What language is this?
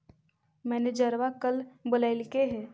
Magahi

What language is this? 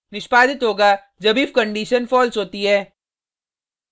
Hindi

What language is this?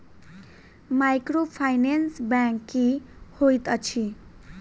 Maithili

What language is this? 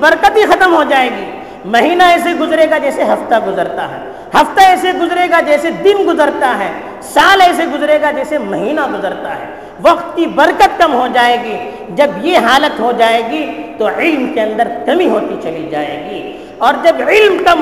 Urdu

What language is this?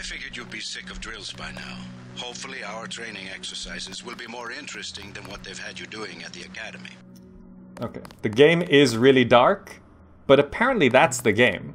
English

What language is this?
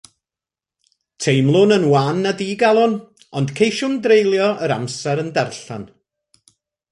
Welsh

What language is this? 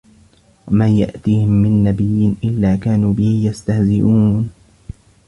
Arabic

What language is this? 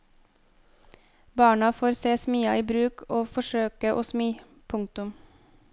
Norwegian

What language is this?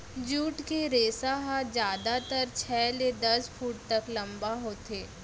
Chhattisgarhi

